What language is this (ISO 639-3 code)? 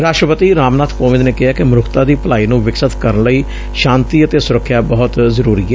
pan